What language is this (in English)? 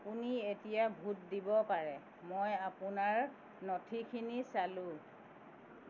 Assamese